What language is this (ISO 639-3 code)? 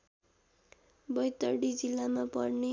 nep